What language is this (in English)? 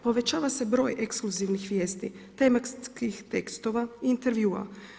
Croatian